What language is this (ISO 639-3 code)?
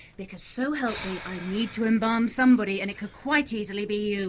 eng